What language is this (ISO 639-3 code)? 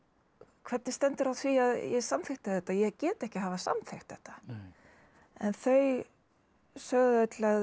isl